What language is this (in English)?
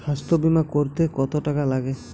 Bangla